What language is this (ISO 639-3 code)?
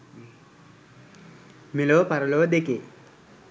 sin